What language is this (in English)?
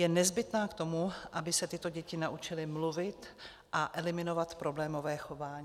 Czech